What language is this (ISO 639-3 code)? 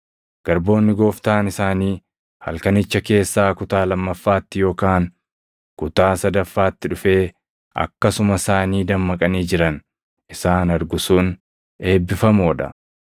orm